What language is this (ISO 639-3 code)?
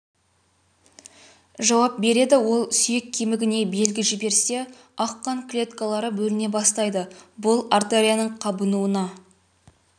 kaz